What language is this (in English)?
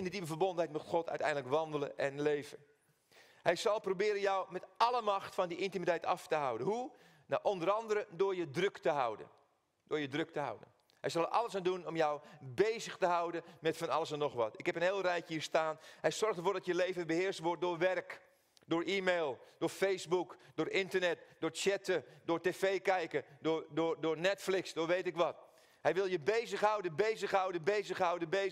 Dutch